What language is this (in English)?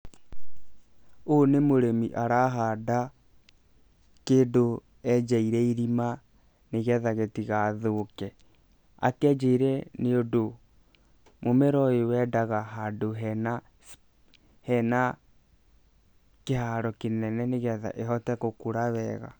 Kikuyu